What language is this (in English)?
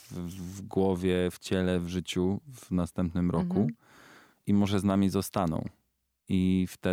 Polish